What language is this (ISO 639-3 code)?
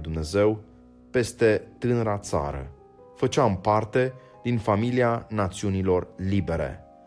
ron